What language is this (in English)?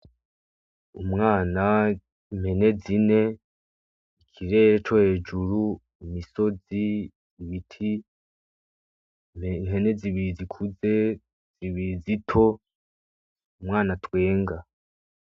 Rundi